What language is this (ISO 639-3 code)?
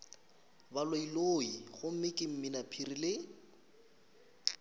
nso